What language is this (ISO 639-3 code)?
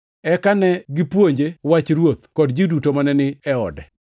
luo